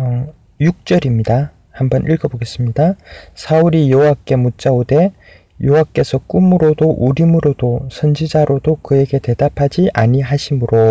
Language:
Korean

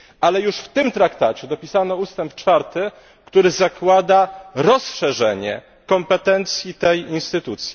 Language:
Polish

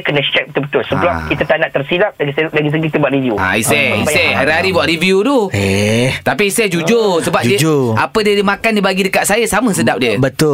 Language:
Malay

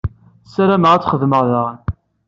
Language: Kabyle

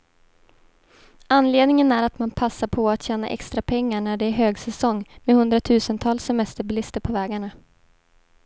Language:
Swedish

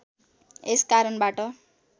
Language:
Nepali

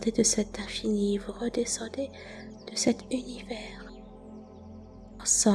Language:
French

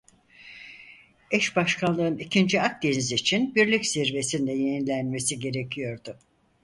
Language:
Turkish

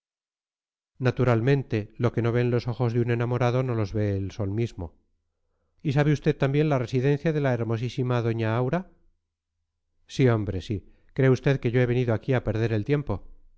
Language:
Spanish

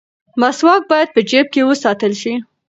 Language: Pashto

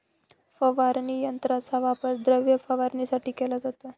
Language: Marathi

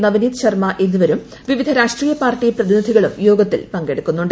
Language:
Malayalam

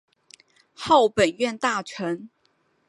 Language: Chinese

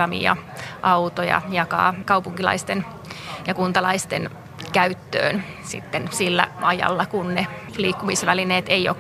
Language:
Finnish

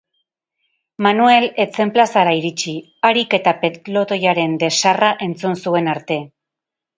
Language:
Basque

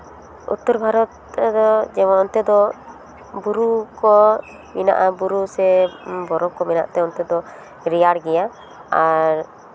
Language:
Santali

